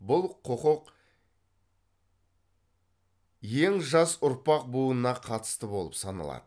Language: Kazakh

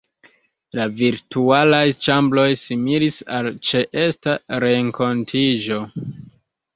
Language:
Esperanto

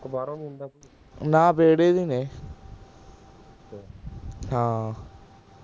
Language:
Punjabi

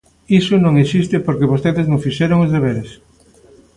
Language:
Galician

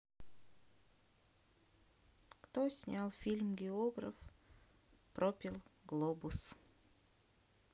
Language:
Russian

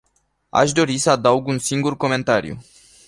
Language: Romanian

